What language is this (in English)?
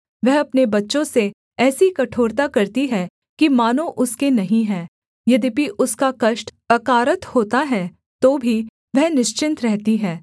Hindi